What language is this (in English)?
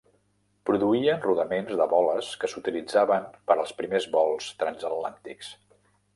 Catalan